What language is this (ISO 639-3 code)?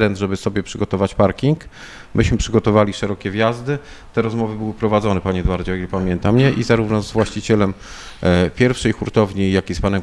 pol